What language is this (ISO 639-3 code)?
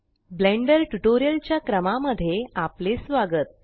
mar